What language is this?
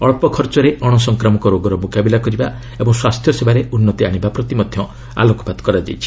Odia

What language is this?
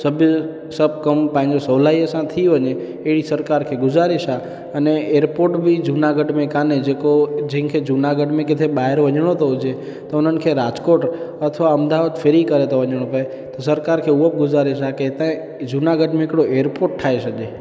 Sindhi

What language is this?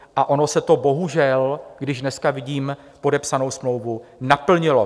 Czech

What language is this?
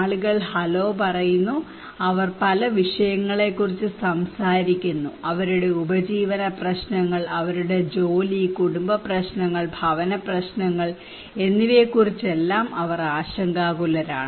Malayalam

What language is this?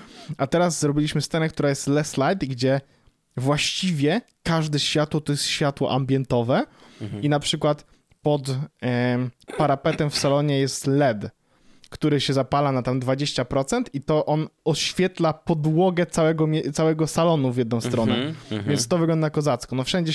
Polish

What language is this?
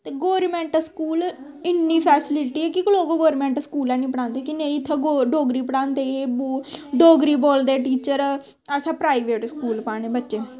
Dogri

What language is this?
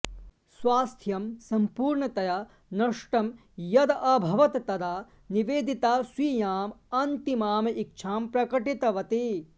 Sanskrit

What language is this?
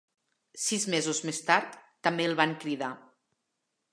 Catalan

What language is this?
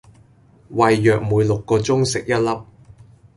Cantonese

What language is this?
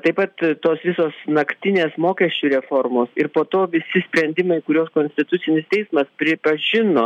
Lithuanian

